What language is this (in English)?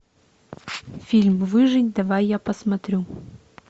Russian